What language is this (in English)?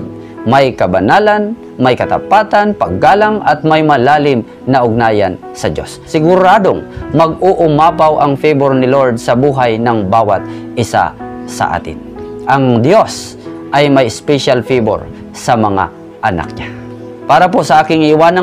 Filipino